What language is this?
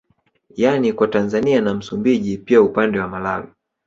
Swahili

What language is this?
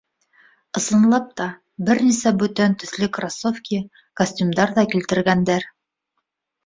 Bashkir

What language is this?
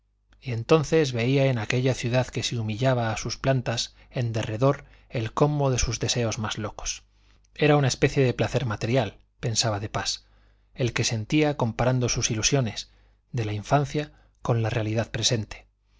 Spanish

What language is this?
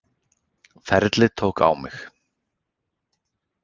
Icelandic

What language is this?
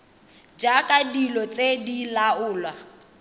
Tswana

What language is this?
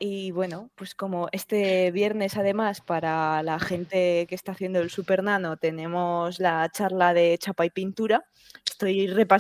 Spanish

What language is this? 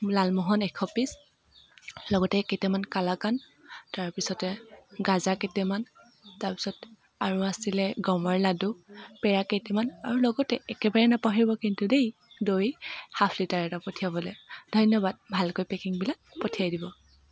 Assamese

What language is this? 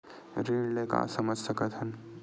Chhattisgarhi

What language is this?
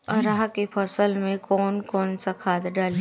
Bhojpuri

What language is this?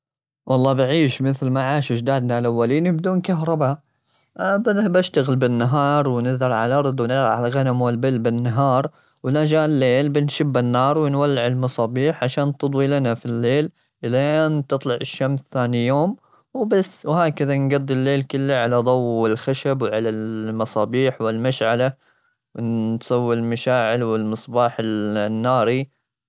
Gulf Arabic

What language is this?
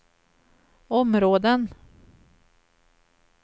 Swedish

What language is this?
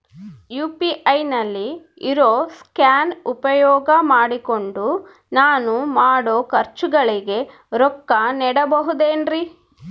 Kannada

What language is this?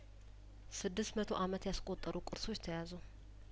Amharic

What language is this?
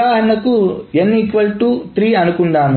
Telugu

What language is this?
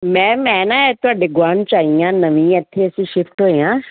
Punjabi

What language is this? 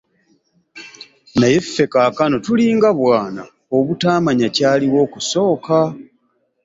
Ganda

